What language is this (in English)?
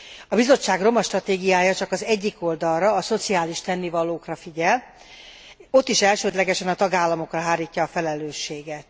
Hungarian